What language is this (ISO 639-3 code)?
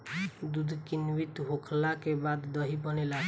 bho